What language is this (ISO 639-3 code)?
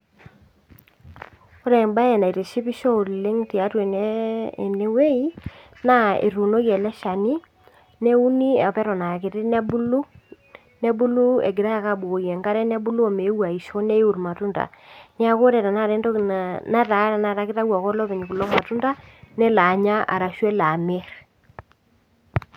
mas